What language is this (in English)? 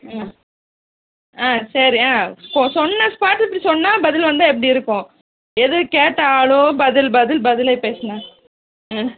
Tamil